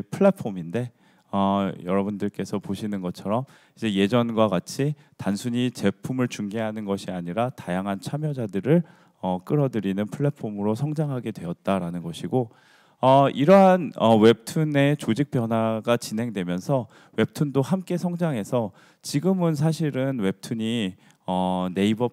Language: Korean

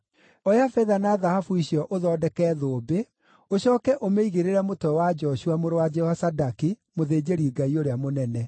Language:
Kikuyu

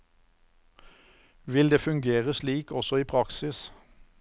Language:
Norwegian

